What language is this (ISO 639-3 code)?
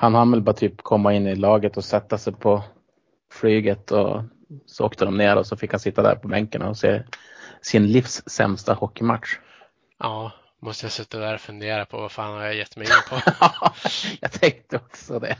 swe